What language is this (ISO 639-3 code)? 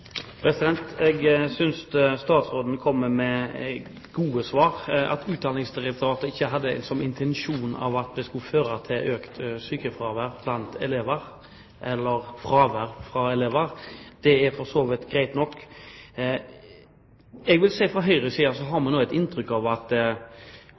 nob